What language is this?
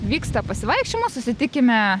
Lithuanian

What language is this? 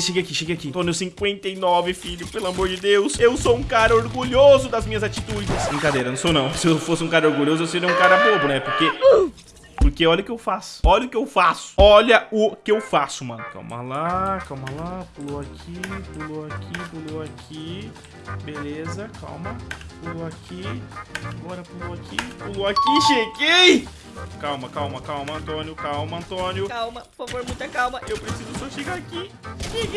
Portuguese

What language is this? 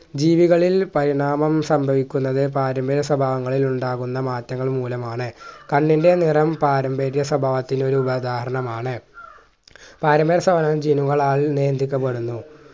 Malayalam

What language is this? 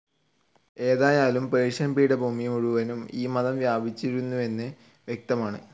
Malayalam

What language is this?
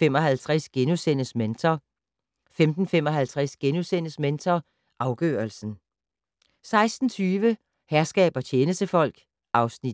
Danish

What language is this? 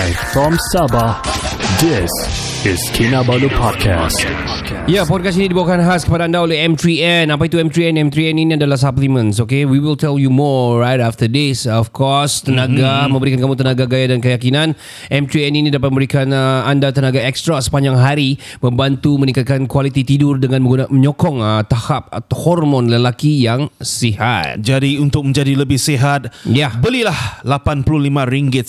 Malay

